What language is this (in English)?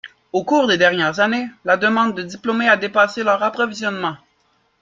French